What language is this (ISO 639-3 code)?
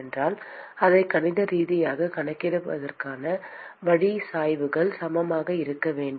tam